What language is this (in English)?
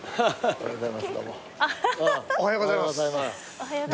Japanese